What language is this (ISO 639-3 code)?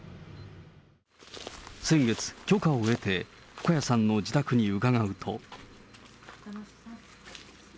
jpn